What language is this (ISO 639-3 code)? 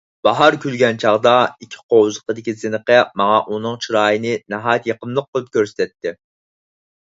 uig